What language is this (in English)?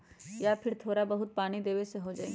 Magahi